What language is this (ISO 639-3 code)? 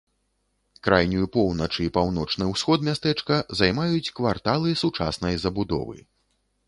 bel